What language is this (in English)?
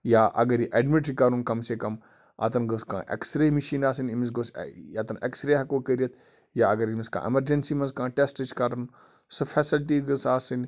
Kashmiri